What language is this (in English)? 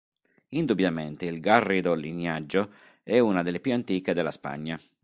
Italian